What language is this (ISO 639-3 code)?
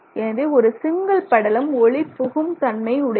tam